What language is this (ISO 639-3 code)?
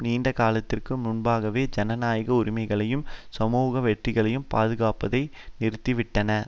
tam